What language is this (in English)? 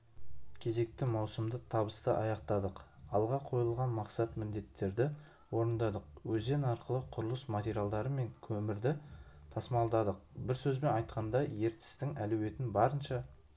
Kazakh